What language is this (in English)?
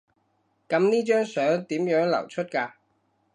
Cantonese